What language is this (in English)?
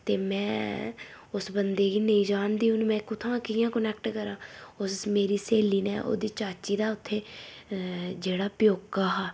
Dogri